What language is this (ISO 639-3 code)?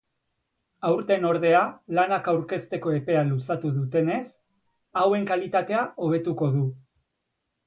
eus